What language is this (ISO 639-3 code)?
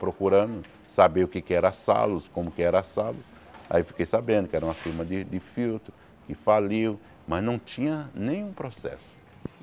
por